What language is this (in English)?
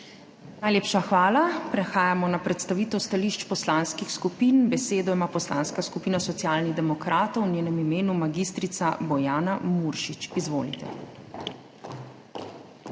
Slovenian